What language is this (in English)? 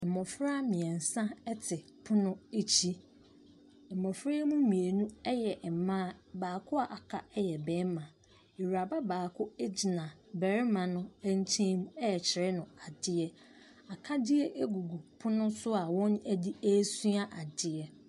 Akan